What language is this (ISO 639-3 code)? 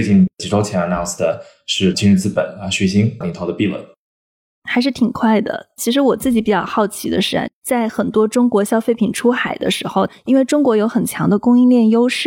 zho